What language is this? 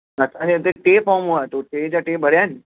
Sindhi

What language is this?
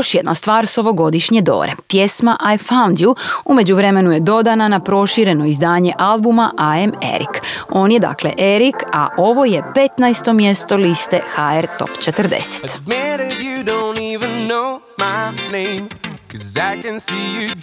Croatian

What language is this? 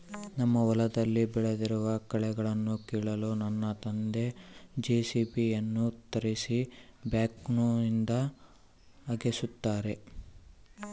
Kannada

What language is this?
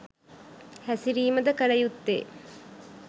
Sinhala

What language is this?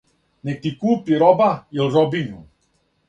Serbian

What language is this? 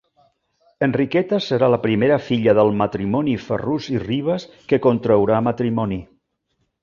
Catalan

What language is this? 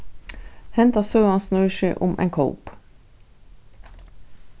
Faroese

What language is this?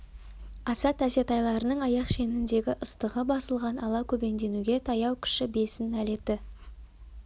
Kazakh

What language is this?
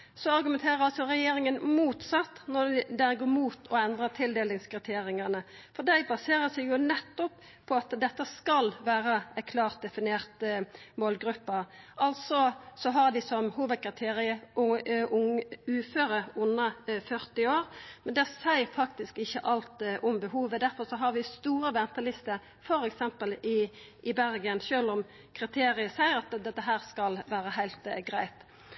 Norwegian Nynorsk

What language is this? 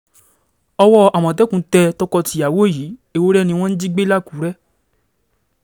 Yoruba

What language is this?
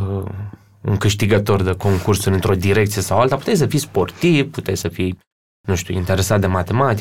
Romanian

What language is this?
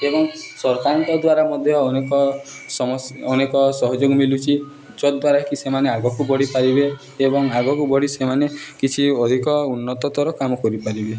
Odia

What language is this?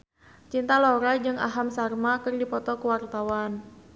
Sundanese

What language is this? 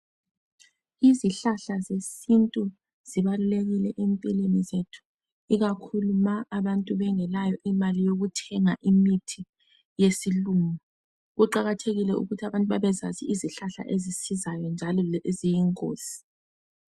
North Ndebele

